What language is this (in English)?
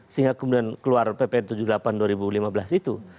Indonesian